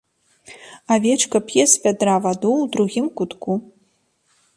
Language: Belarusian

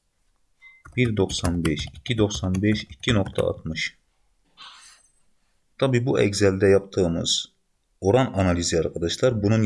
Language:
Turkish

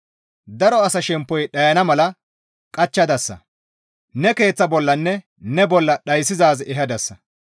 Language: Gamo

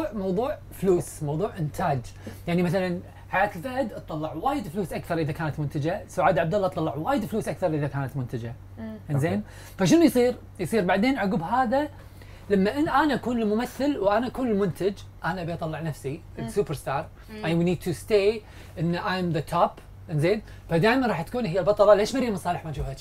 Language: Arabic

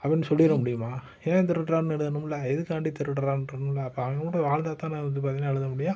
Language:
Tamil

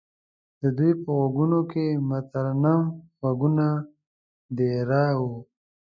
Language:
Pashto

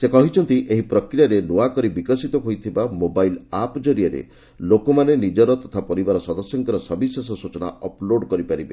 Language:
Odia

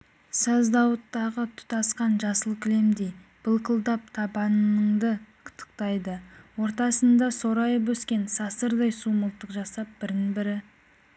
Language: Kazakh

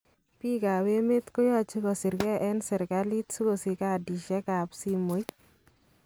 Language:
Kalenjin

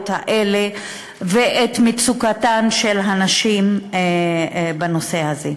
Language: Hebrew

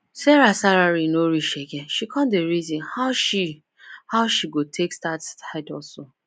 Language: Nigerian Pidgin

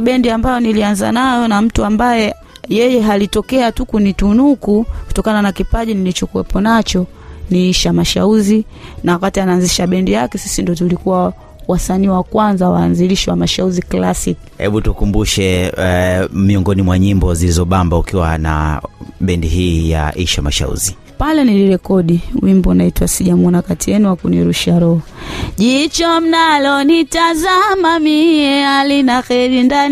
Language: Swahili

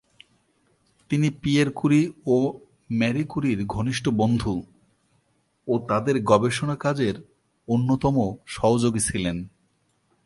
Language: Bangla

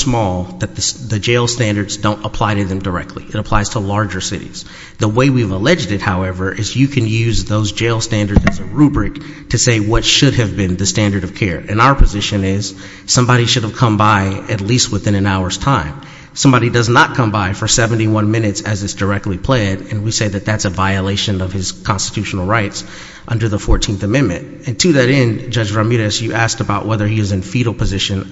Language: English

